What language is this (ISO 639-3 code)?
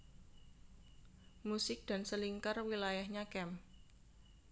jav